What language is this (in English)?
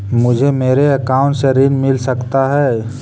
Magahi